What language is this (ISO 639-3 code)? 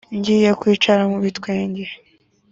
kin